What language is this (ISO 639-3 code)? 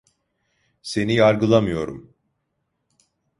tur